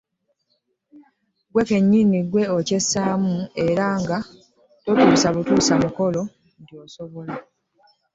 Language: Ganda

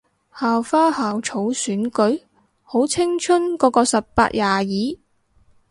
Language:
Cantonese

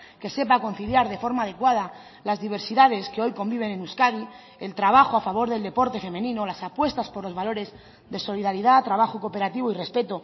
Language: Spanish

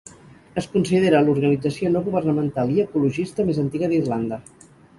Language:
Catalan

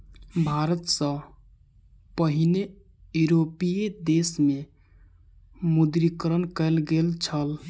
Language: Maithili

